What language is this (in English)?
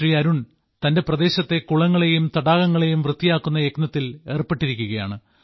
Malayalam